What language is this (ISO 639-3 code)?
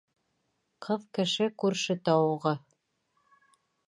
bak